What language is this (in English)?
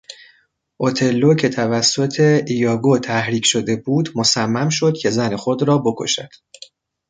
Persian